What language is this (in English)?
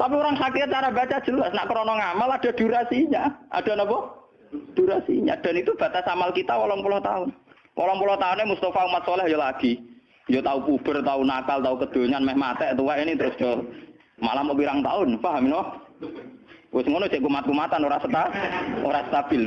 Indonesian